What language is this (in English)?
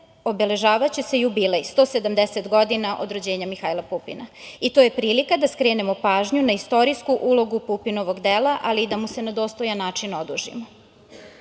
Serbian